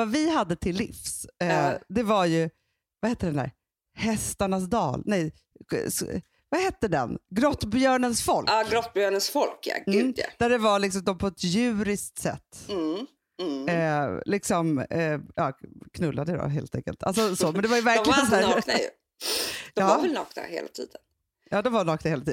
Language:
Swedish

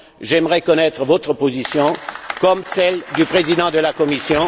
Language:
French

